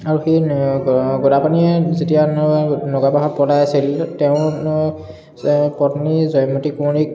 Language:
Assamese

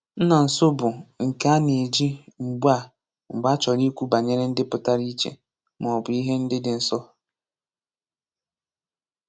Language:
Igbo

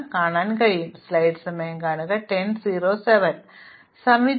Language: Malayalam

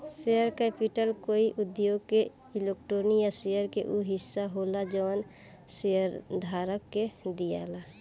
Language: Bhojpuri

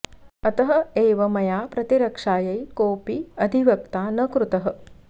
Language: Sanskrit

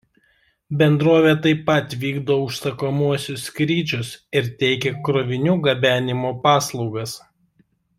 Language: Lithuanian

